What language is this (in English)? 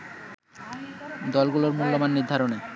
Bangla